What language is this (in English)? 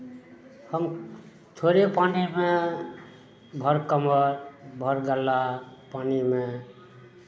Maithili